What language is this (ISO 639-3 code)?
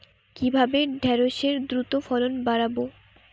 ben